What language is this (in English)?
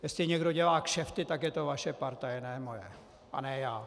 Czech